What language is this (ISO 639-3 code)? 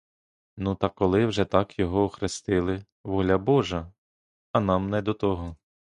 ukr